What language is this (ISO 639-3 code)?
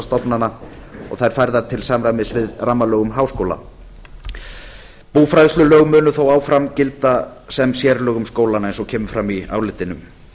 isl